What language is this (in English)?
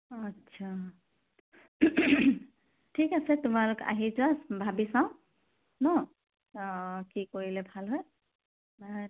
Assamese